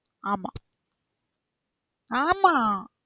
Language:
Tamil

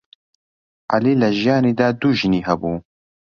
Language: Central Kurdish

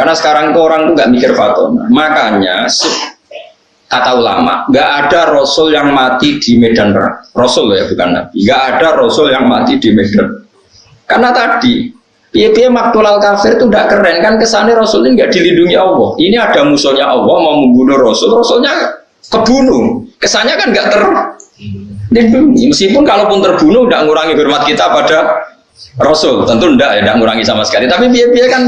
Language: Indonesian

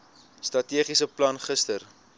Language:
Afrikaans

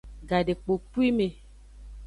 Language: Aja (Benin)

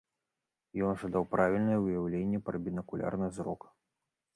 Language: Belarusian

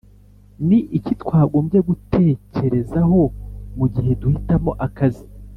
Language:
Kinyarwanda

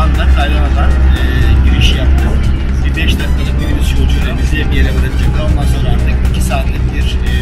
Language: Turkish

